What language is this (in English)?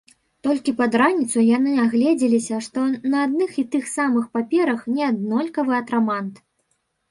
Belarusian